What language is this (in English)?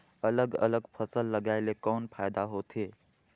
Chhattisgarhi